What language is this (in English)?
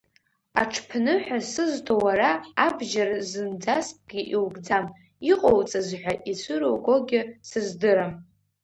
Abkhazian